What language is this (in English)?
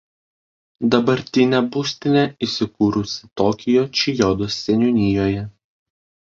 Lithuanian